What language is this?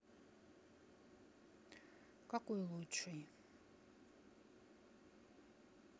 Russian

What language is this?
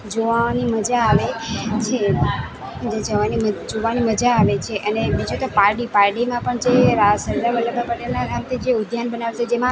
Gujarati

